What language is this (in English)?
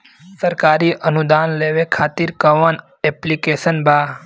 Bhojpuri